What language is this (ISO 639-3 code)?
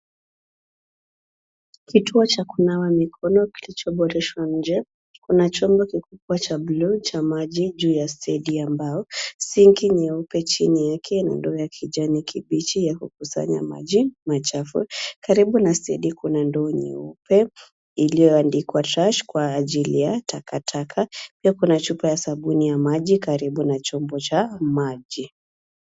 swa